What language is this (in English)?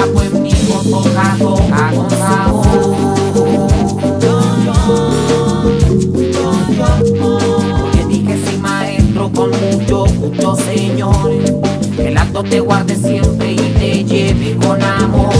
Russian